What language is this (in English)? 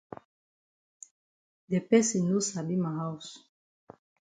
Cameroon Pidgin